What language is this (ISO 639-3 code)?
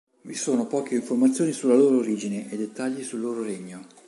ita